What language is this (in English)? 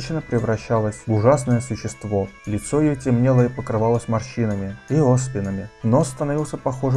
Russian